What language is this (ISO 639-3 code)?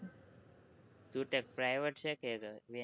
guj